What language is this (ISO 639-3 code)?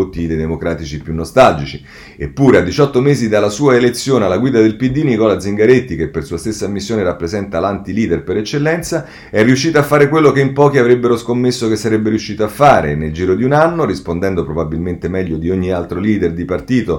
ita